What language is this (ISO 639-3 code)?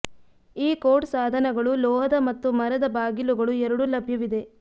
kan